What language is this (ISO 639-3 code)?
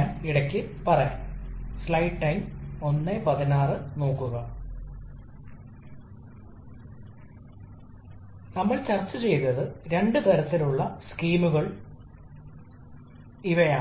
mal